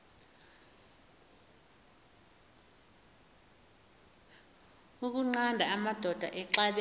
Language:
Xhosa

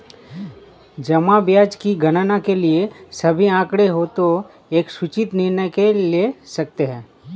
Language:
Hindi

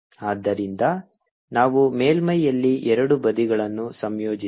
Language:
Kannada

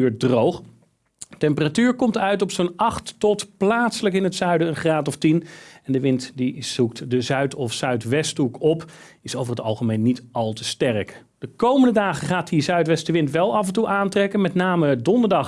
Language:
Dutch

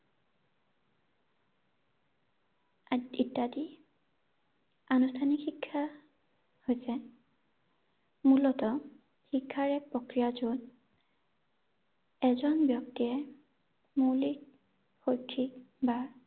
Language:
Assamese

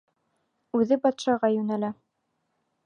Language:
Bashkir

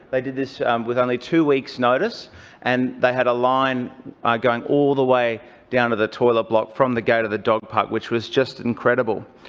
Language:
English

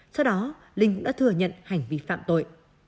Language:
Vietnamese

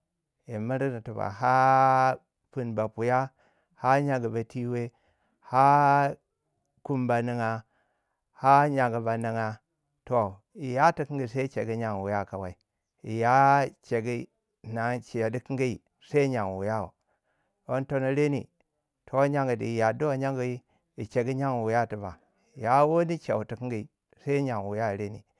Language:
Waja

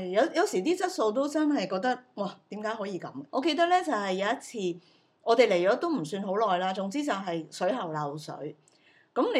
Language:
Chinese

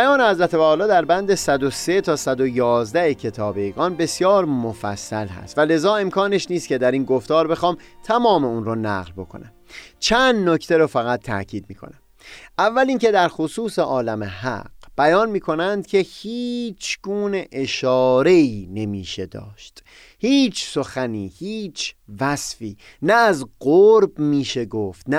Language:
Persian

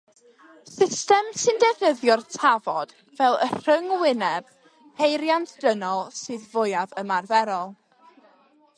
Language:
Welsh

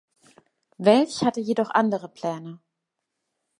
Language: German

